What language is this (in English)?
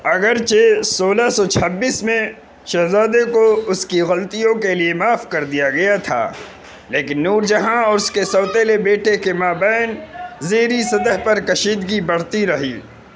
Urdu